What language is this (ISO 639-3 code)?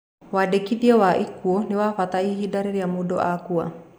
kik